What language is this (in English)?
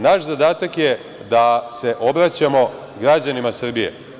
Serbian